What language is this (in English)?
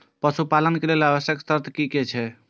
Maithili